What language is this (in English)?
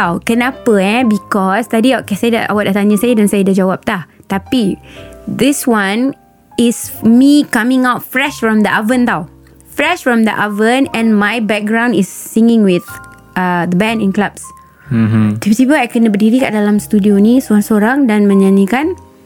Malay